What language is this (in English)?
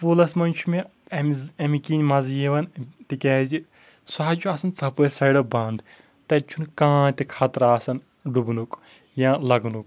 Kashmiri